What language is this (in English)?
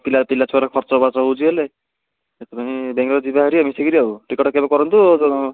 Odia